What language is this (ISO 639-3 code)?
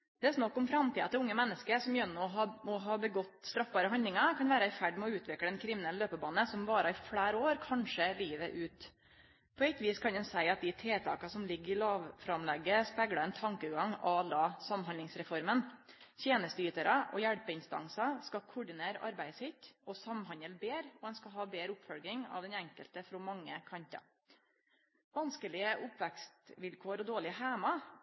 nno